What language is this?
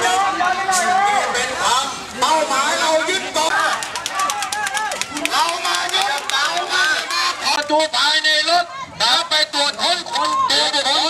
Thai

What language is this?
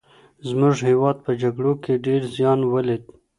Pashto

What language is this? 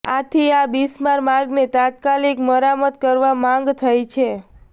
Gujarati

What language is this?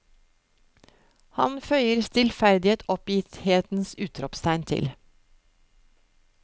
Norwegian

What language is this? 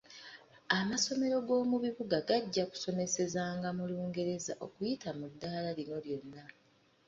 Ganda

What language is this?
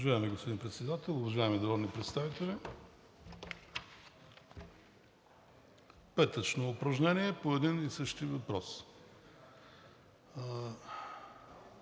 Bulgarian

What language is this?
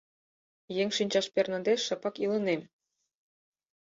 Mari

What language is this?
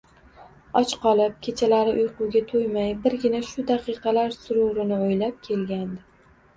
Uzbek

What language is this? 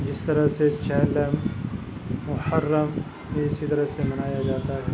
Urdu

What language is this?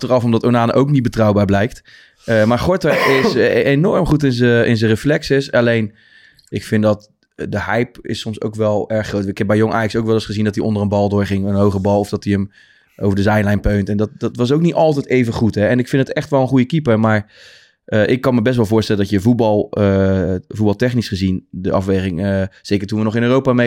Dutch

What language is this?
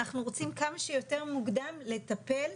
Hebrew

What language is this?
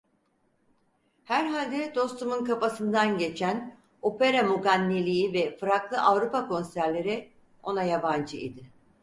Turkish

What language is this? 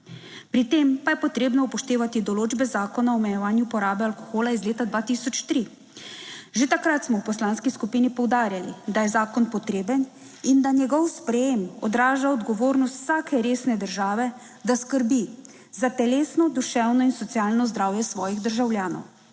Slovenian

